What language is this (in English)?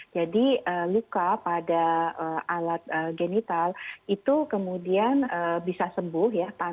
Indonesian